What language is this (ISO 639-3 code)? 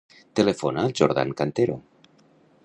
cat